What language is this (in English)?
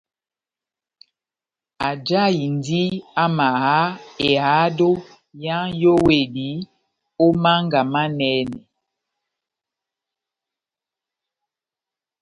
Batanga